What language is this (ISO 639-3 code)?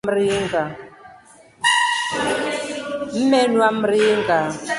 rof